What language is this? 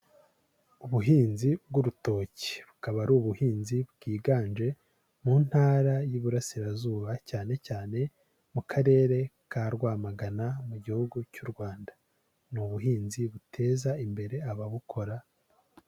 Kinyarwanda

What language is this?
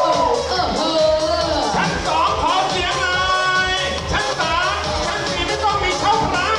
Thai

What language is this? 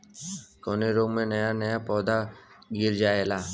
Bhojpuri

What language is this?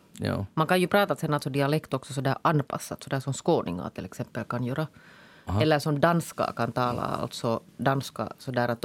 Swedish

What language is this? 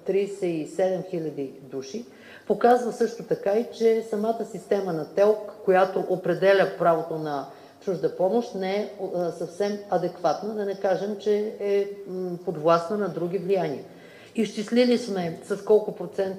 Bulgarian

